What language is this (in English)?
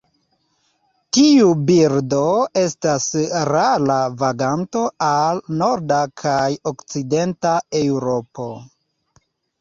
Esperanto